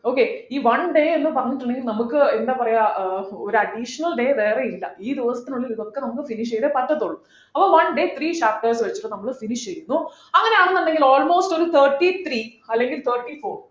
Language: Malayalam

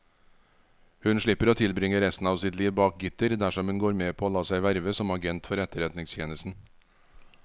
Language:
Norwegian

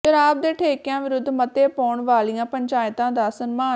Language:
Punjabi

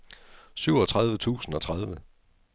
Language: Danish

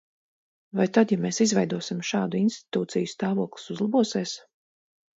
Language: Latvian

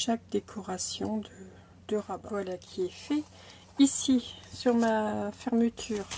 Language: French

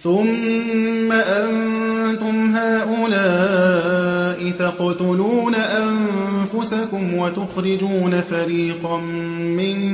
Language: Arabic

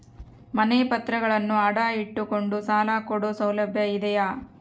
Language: Kannada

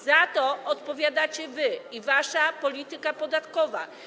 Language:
Polish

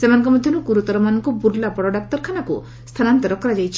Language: Odia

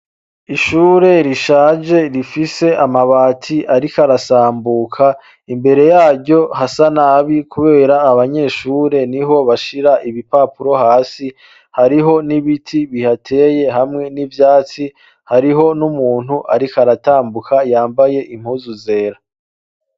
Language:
Rundi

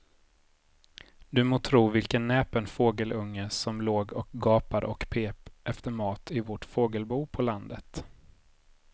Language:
Swedish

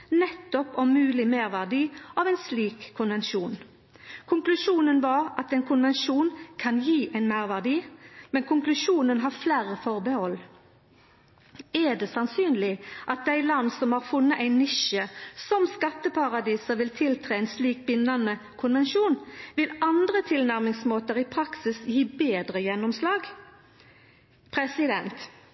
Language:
Norwegian Nynorsk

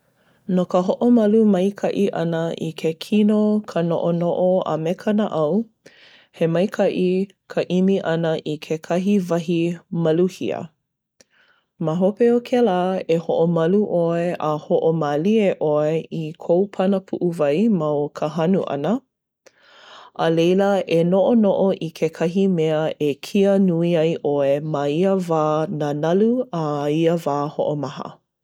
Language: Hawaiian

